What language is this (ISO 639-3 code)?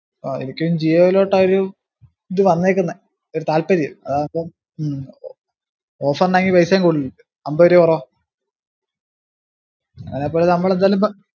mal